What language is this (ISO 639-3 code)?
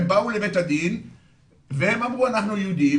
heb